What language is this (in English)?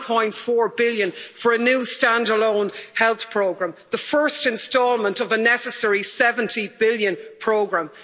English